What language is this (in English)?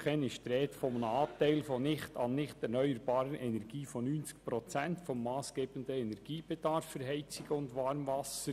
Swiss German